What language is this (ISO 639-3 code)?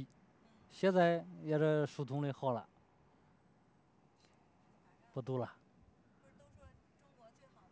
zho